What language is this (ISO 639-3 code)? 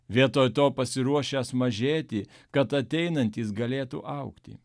lit